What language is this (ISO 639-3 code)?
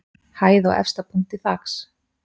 isl